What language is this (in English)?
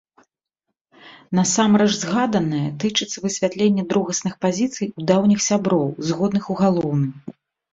Belarusian